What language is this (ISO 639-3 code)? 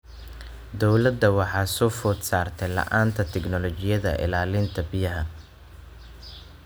som